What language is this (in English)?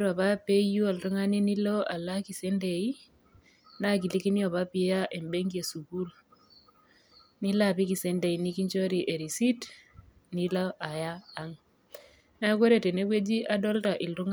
Masai